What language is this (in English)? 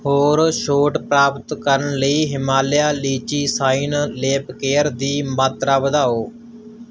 Punjabi